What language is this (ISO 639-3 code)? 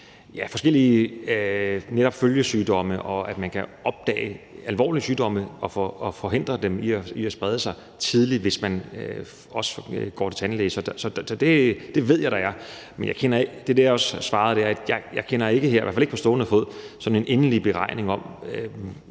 dan